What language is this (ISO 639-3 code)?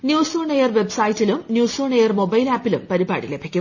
mal